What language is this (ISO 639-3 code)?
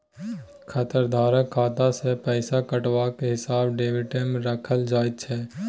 mai